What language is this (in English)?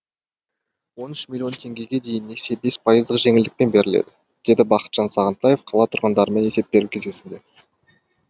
Kazakh